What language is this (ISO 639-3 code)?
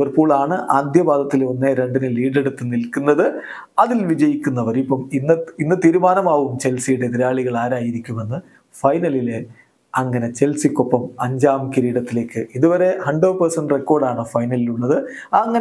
mal